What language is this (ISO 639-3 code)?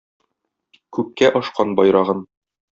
tat